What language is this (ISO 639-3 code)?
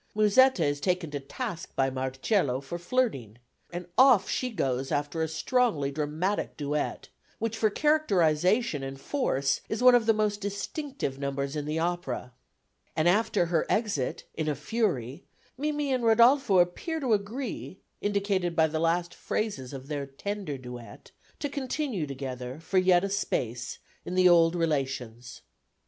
eng